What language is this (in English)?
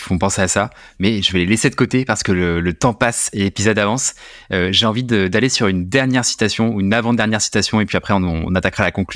French